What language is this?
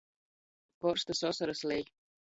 Latgalian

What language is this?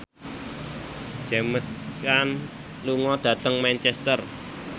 Javanese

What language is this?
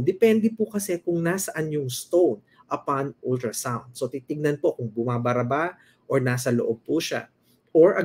Filipino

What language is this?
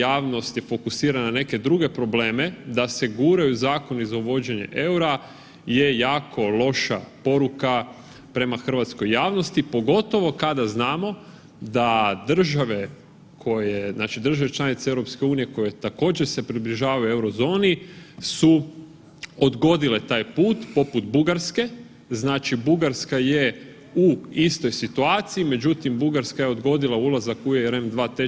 Croatian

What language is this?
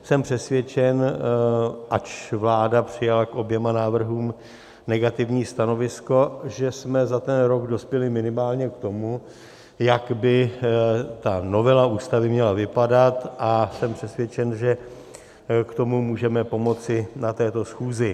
Czech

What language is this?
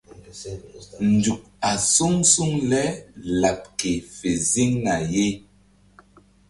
Mbum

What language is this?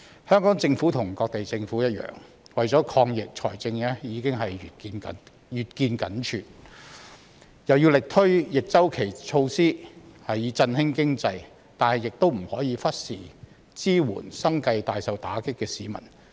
Cantonese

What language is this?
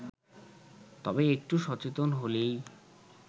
Bangla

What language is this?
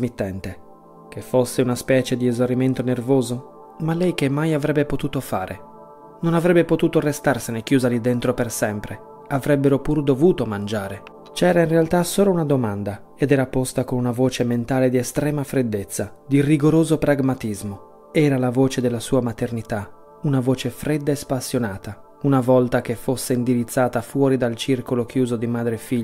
Italian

